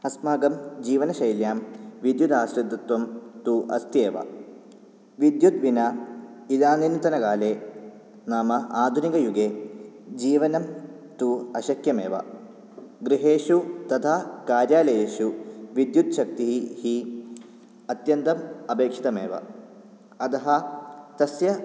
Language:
Sanskrit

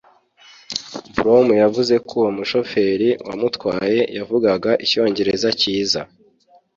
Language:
Kinyarwanda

